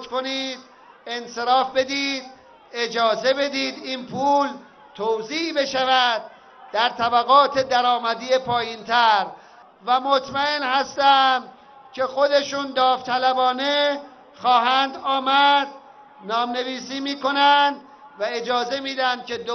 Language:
Persian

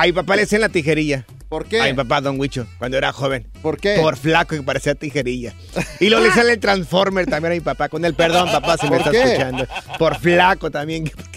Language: Spanish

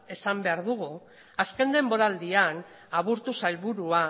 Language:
Basque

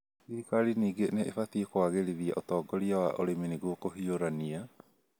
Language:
Kikuyu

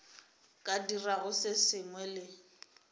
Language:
Northern Sotho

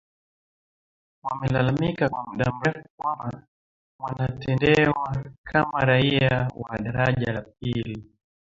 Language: Swahili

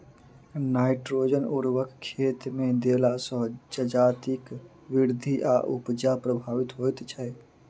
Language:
Maithili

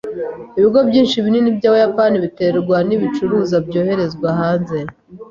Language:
Kinyarwanda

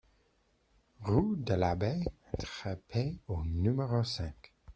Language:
French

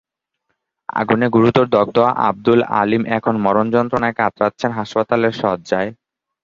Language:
Bangla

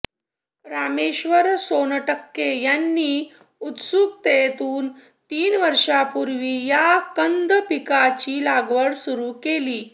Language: Marathi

